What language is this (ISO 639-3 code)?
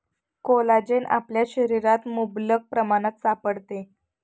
mar